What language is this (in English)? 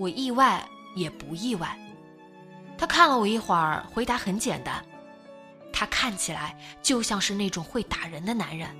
Chinese